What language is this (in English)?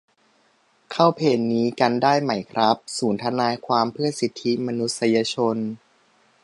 Thai